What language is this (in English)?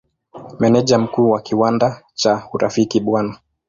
Swahili